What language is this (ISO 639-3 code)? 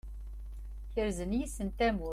kab